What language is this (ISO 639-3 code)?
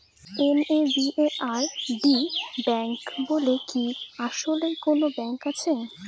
ben